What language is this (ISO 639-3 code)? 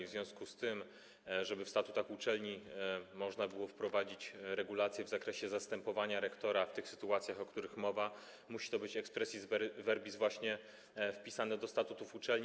pol